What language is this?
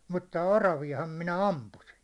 Finnish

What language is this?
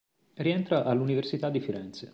Italian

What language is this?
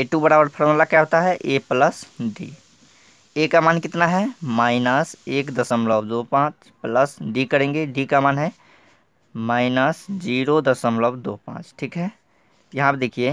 Hindi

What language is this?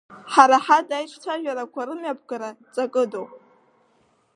Abkhazian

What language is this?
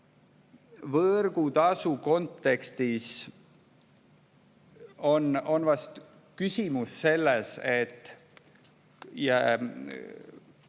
Estonian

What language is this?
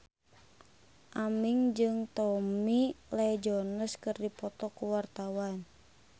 Sundanese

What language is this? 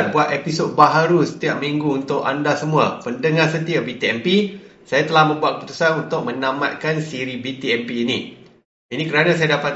Malay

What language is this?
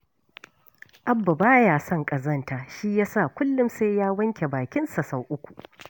Hausa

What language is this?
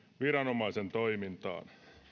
Finnish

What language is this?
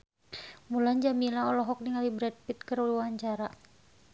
Sundanese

